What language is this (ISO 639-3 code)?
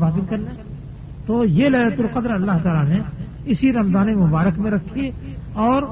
urd